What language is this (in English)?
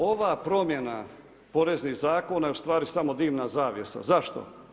Croatian